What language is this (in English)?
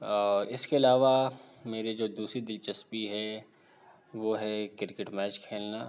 Urdu